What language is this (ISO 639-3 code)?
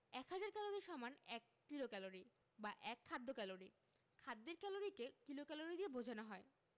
ben